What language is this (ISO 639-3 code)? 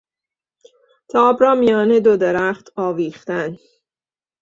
fas